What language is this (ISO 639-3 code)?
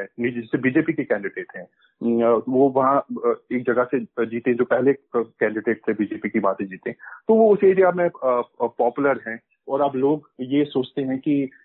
hin